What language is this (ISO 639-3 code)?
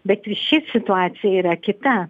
lit